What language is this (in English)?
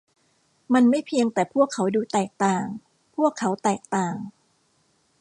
Thai